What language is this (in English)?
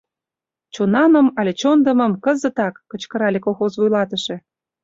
Mari